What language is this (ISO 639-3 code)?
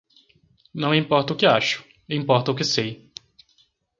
por